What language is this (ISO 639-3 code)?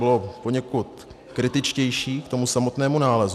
ces